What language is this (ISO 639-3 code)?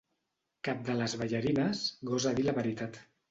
cat